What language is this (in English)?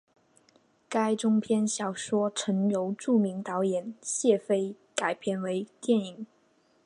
Chinese